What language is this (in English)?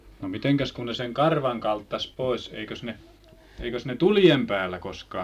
Finnish